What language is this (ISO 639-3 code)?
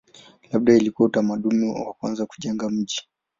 swa